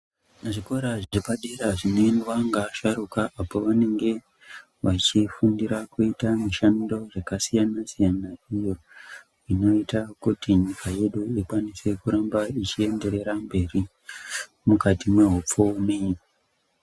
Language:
Ndau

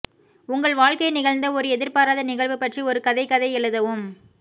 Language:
Tamil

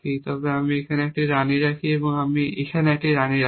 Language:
Bangla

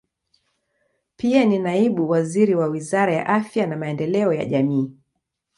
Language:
Swahili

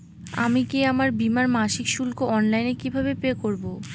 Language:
Bangla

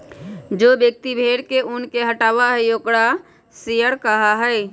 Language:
Magahi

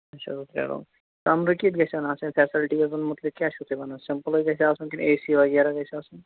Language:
Kashmiri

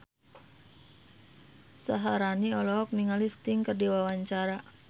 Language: Sundanese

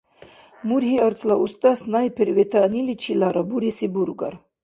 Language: Dargwa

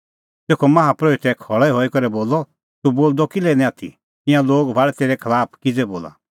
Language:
Kullu Pahari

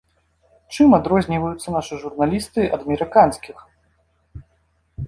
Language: Belarusian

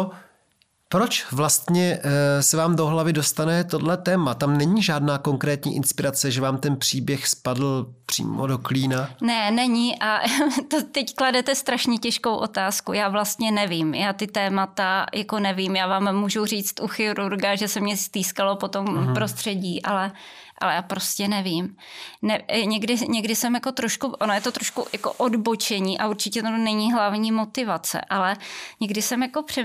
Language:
Czech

